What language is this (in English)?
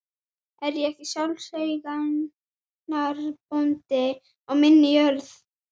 Icelandic